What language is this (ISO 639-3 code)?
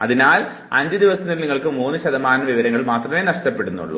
mal